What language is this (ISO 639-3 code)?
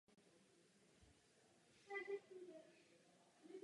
ces